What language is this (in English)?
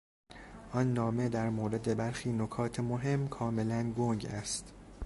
Persian